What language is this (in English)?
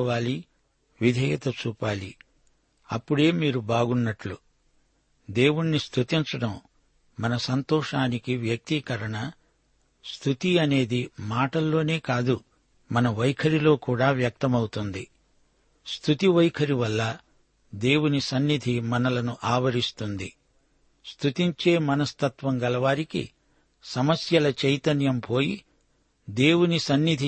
Telugu